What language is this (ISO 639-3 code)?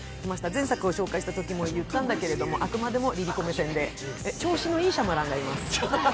jpn